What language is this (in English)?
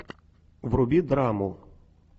Russian